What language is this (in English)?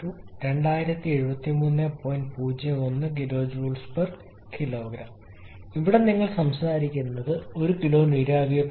Malayalam